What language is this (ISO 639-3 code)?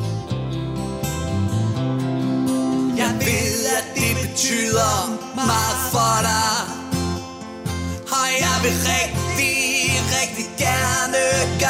dan